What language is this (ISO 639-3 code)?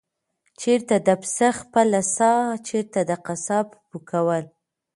pus